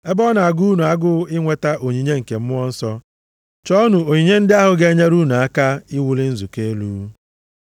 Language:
Igbo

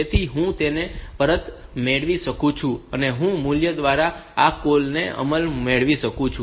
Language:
Gujarati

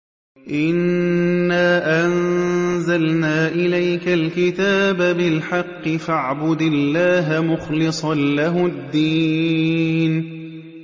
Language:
Arabic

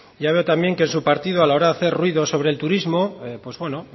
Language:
Spanish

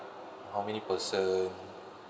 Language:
English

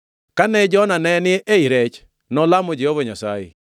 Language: Luo (Kenya and Tanzania)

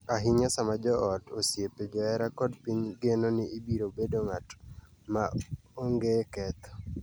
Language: Luo (Kenya and Tanzania)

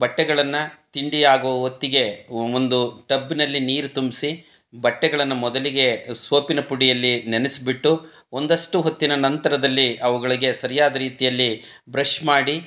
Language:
Kannada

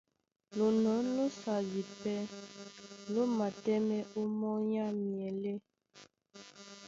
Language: Duala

